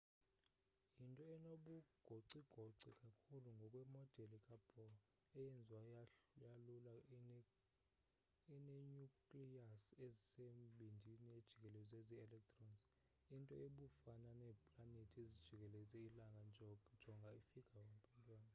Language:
Xhosa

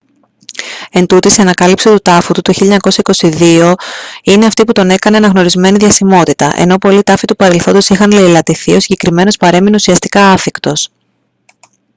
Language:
Greek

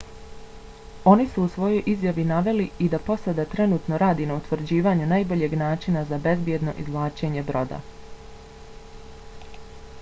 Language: Bosnian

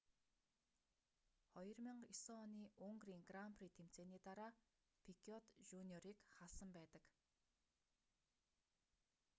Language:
Mongolian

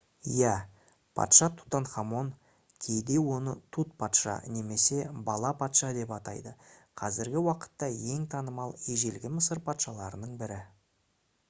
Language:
Kazakh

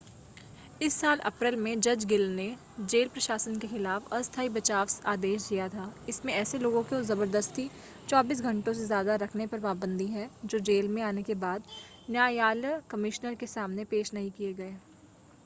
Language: Hindi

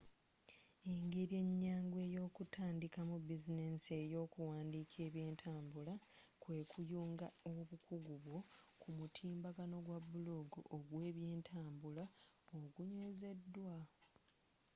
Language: Ganda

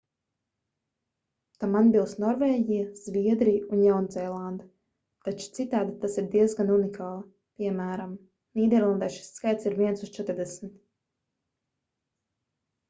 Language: Latvian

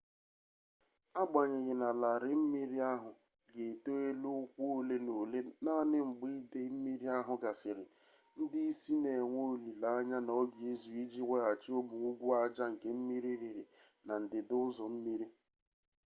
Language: Igbo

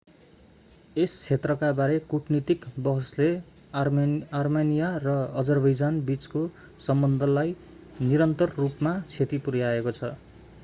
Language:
Nepali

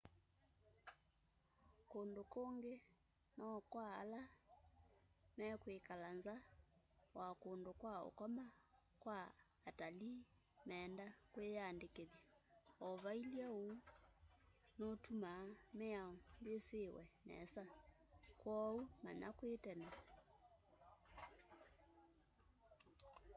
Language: Kamba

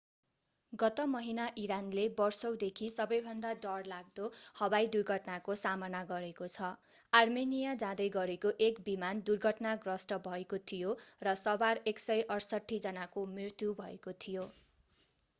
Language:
Nepali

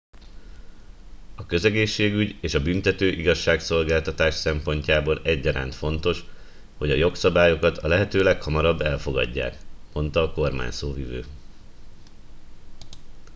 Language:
Hungarian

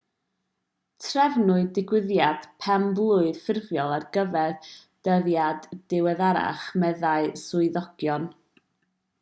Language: Welsh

